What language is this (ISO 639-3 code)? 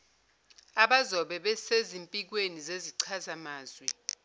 zul